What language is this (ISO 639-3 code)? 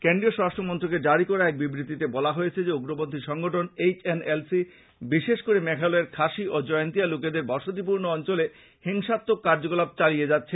ben